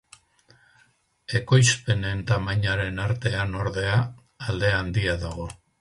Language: Basque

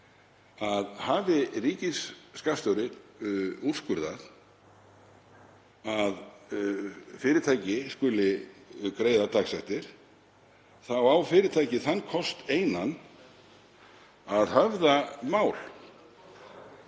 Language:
Icelandic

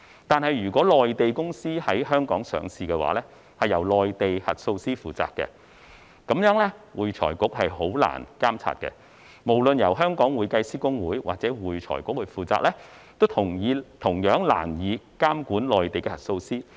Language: Cantonese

